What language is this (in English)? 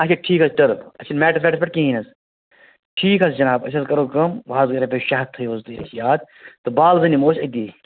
Kashmiri